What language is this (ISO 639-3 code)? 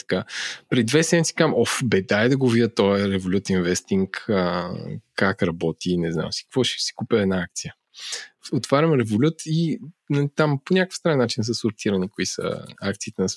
bul